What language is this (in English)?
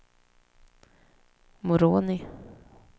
Swedish